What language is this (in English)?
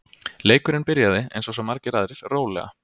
Icelandic